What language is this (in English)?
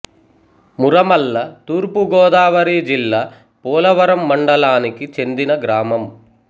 Telugu